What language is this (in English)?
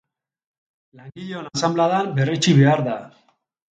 Basque